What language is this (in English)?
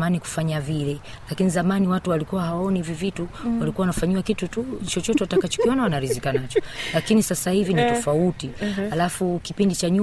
Swahili